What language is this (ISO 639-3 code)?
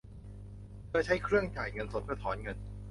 tha